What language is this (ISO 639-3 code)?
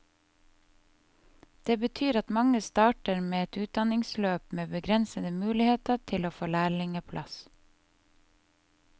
nor